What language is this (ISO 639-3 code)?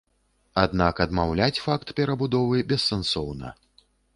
bel